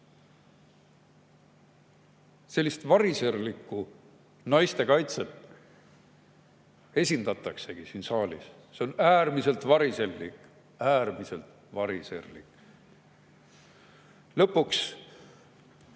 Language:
Estonian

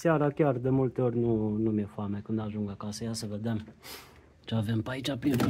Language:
Romanian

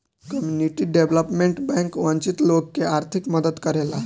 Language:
Bhojpuri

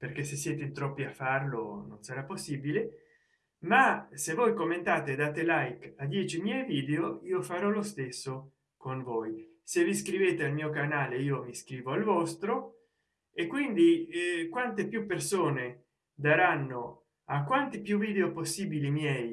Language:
Italian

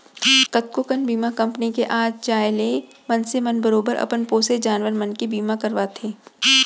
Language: Chhattisgarhi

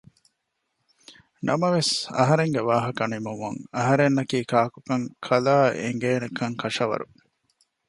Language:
Divehi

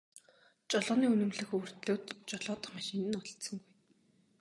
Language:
Mongolian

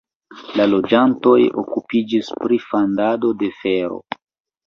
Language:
Esperanto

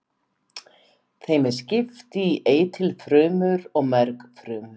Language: Icelandic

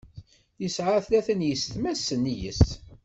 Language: Kabyle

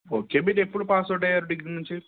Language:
Telugu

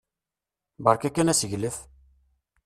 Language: Kabyle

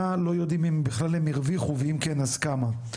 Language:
Hebrew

